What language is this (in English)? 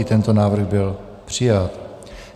Czech